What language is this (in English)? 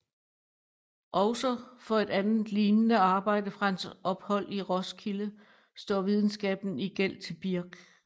Danish